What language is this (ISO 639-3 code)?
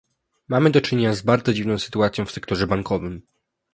pol